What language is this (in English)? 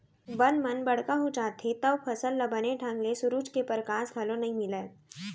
Chhattisgarhi